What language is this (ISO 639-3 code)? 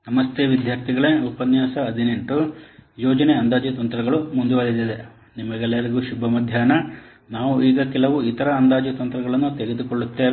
kan